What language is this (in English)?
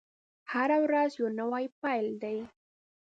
Pashto